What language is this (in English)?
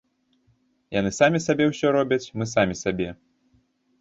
Belarusian